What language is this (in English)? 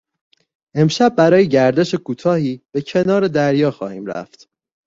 Persian